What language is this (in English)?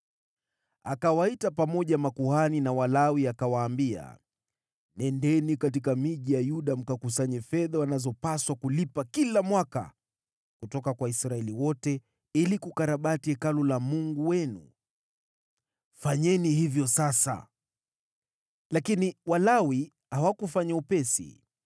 Swahili